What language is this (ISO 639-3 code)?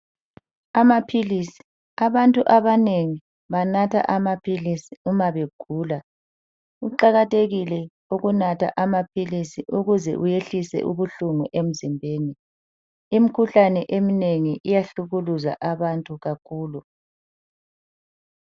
nde